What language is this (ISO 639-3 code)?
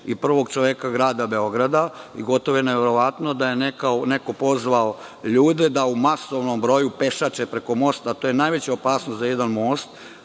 srp